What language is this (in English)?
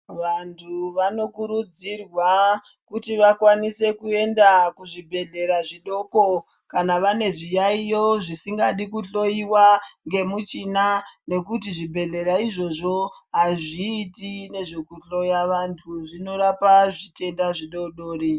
Ndau